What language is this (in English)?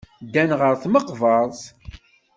Kabyle